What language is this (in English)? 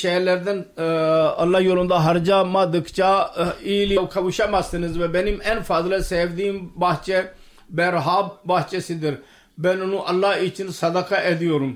Turkish